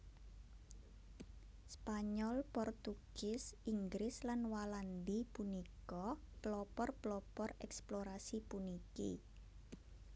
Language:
Javanese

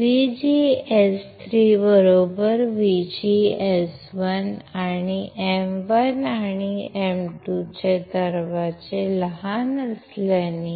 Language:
Marathi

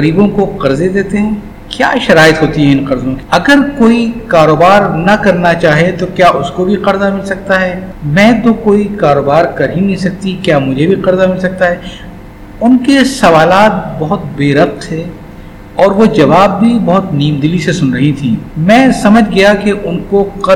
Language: Urdu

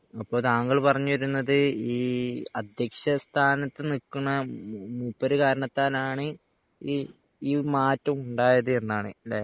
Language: Malayalam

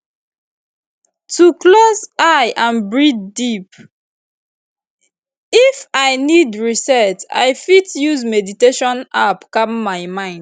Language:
Nigerian Pidgin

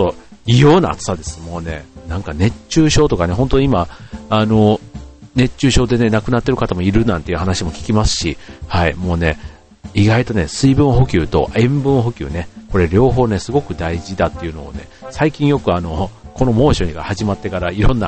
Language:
Japanese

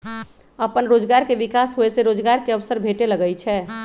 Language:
Magahi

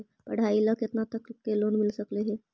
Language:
Magahi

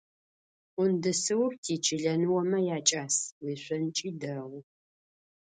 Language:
Adyghe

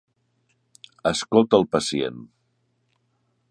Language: Catalan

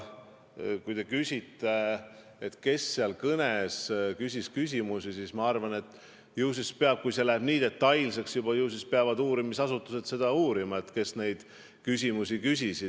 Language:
Estonian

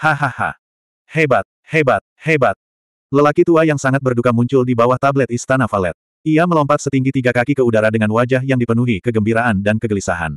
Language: Indonesian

